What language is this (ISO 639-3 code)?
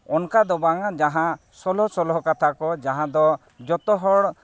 sat